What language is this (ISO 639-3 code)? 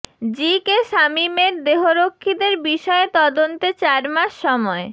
ben